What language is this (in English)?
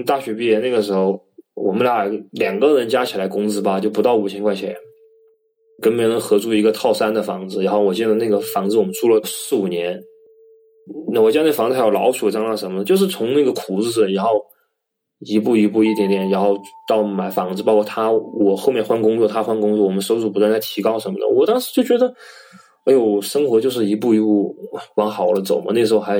Chinese